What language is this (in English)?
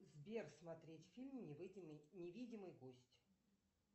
Russian